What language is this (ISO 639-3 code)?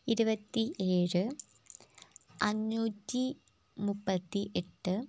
mal